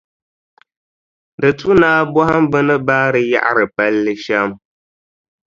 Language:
Dagbani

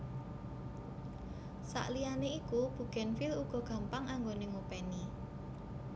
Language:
Javanese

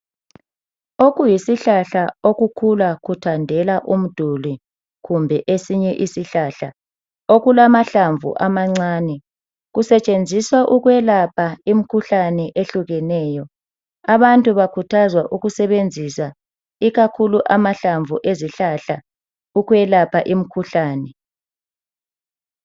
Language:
North Ndebele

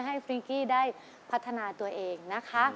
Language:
Thai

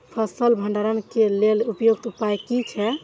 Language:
Maithili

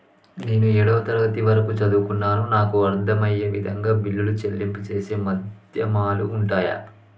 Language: Telugu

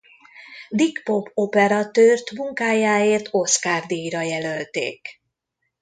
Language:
Hungarian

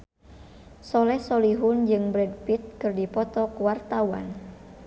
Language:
Sundanese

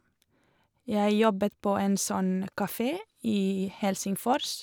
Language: Norwegian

